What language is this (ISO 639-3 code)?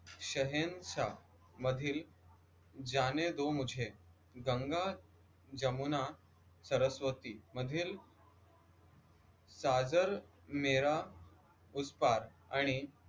mar